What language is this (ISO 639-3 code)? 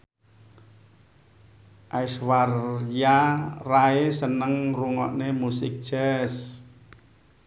jav